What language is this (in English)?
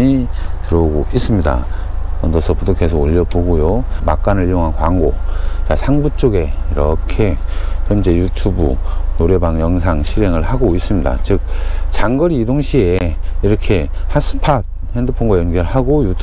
Korean